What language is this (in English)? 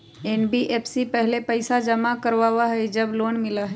Magahi